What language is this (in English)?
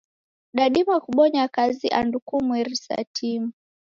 Taita